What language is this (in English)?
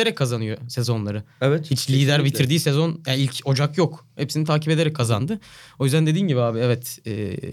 Turkish